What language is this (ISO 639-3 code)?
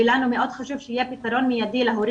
heb